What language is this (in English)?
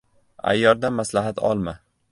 Uzbek